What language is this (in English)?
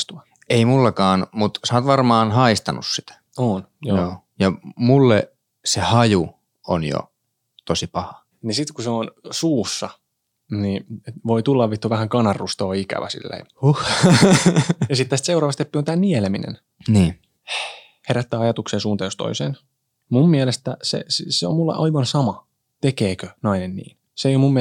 Finnish